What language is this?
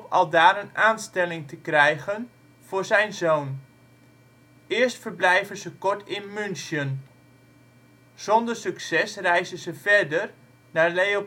Dutch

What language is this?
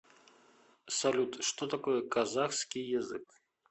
Russian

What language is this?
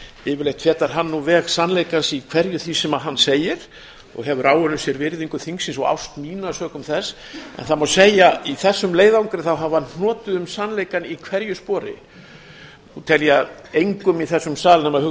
Icelandic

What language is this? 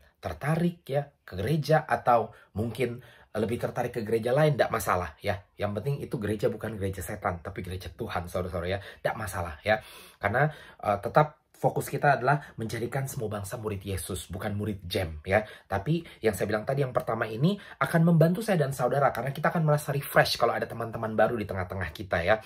Indonesian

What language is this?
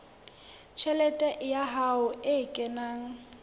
Southern Sotho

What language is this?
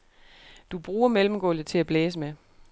Danish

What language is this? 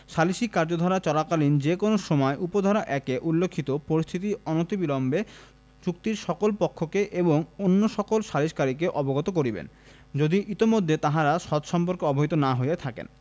Bangla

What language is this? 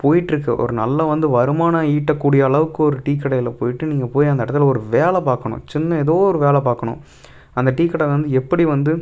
Tamil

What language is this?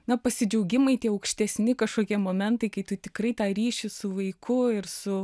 Lithuanian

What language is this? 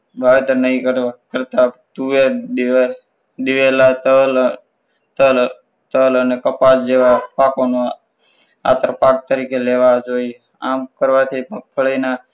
Gujarati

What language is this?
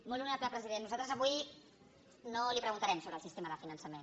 Catalan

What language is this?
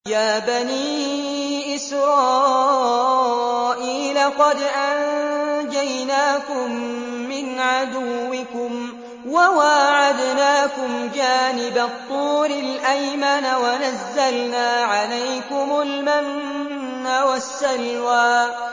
Arabic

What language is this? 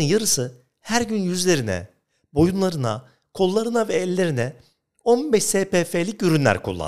Turkish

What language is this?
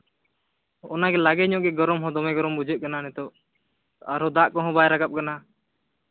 Santali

